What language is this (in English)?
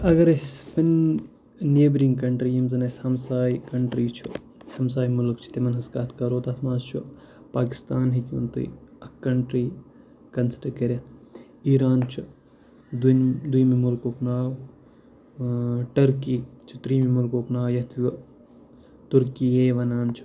Kashmiri